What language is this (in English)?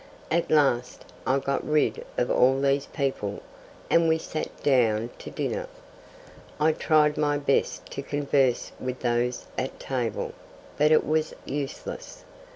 English